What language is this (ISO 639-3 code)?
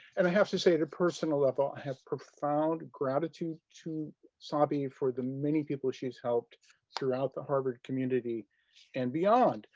eng